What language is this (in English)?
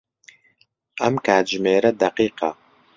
Central Kurdish